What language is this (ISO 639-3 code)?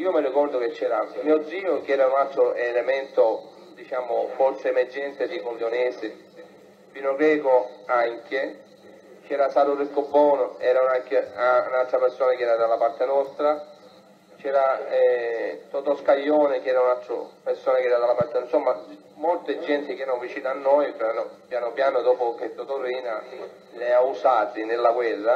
ita